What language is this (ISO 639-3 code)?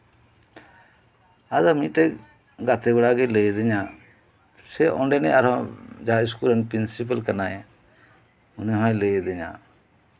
sat